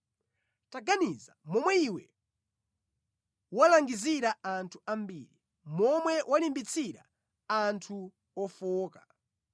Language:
Nyanja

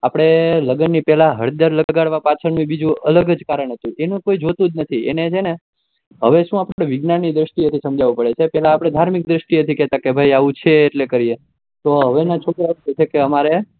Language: Gujarati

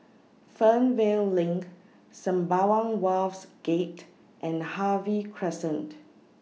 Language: English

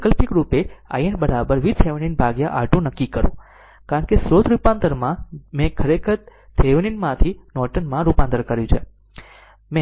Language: Gujarati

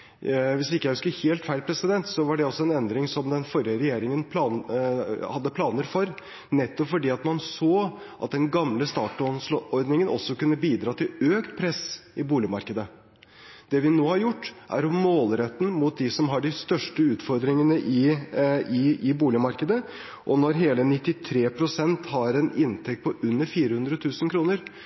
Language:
Norwegian Bokmål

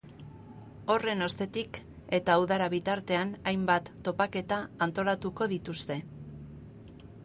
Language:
Basque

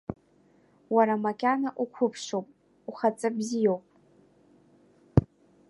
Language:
Abkhazian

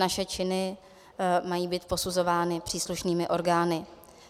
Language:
Czech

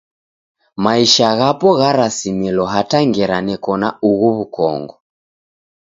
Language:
Taita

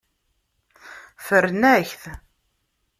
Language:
Kabyle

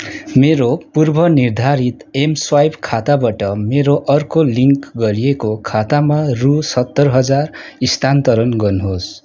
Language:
Nepali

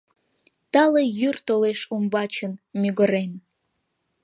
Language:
Mari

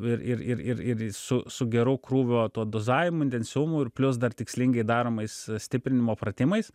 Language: Lithuanian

